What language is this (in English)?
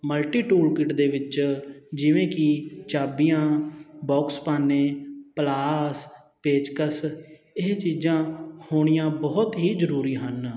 Punjabi